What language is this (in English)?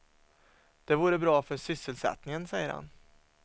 Swedish